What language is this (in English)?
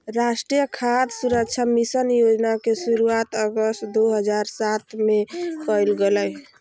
Magahi